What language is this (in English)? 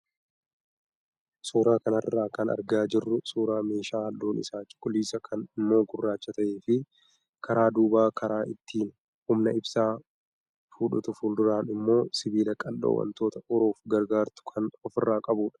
Oromo